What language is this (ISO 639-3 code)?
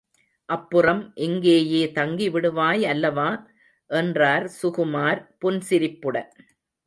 tam